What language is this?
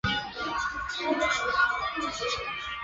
Chinese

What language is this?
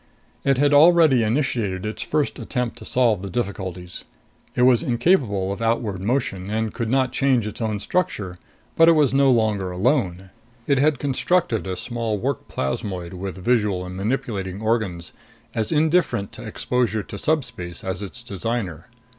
English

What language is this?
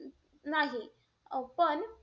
Marathi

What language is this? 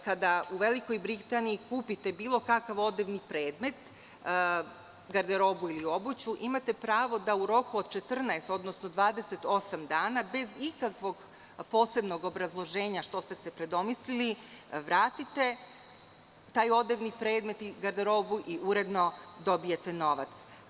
Serbian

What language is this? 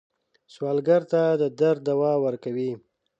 Pashto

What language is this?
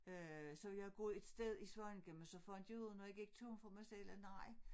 Danish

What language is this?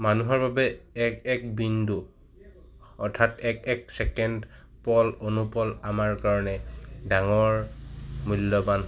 Assamese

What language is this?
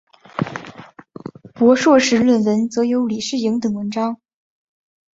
Chinese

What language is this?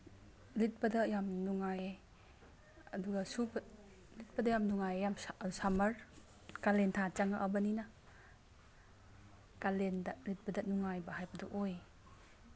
Manipuri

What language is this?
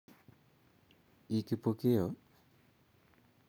Kalenjin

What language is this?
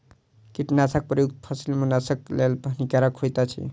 Maithili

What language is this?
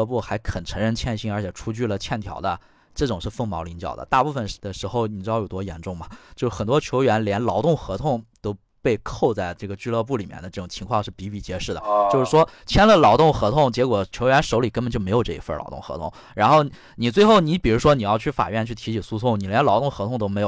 Chinese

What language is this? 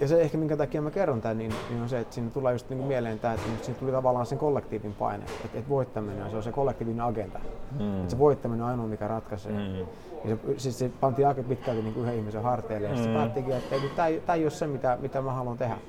Finnish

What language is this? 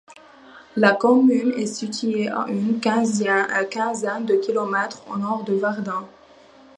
French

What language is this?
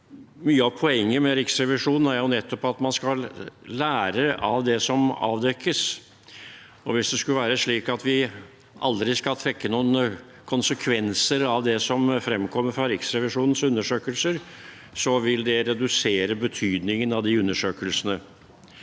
Norwegian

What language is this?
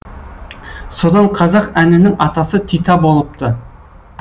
Kazakh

